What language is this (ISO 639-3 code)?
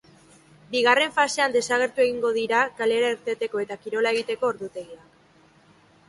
eus